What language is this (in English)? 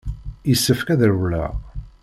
Kabyle